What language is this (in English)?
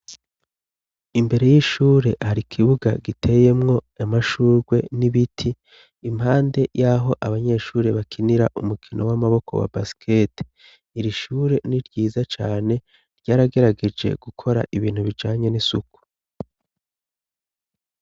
Rundi